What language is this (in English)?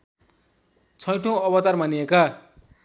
Nepali